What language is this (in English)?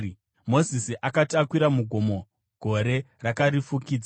Shona